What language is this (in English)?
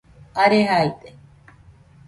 Nüpode Huitoto